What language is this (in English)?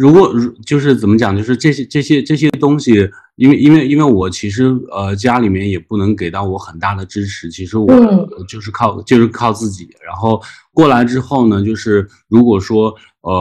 Chinese